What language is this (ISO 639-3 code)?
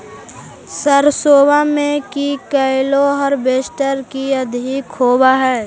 mag